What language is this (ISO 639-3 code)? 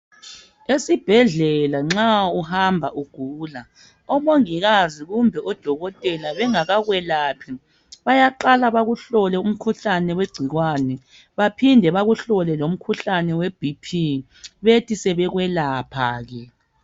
nde